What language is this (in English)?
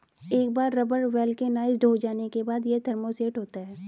Hindi